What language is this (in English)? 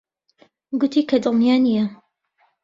Central Kurdish